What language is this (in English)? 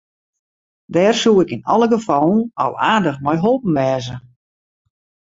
Western Frisian